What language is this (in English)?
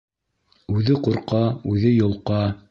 Bashkir